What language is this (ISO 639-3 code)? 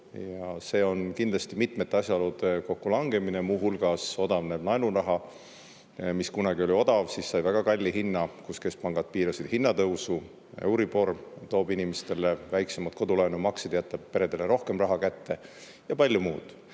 est